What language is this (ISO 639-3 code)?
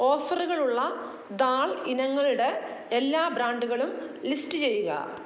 mal